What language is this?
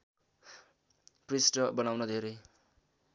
Nepali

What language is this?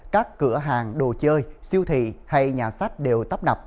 Vietnamese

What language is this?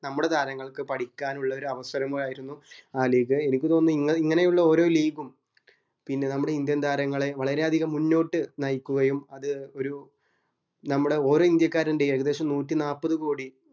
Malayalam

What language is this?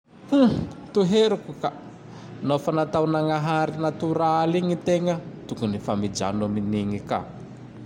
Tandroy-Mahafaly Malagasy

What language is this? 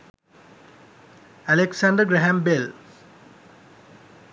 Sinhala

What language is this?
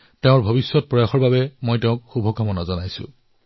Assamese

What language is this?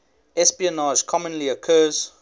English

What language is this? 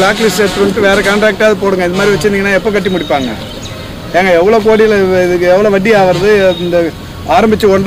Tamil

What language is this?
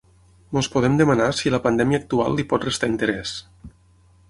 Catalan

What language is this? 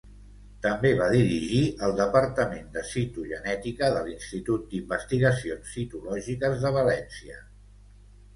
Catalan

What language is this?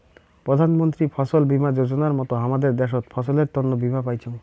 Bangla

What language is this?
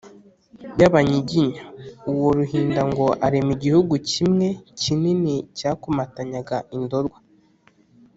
Kinyarwanda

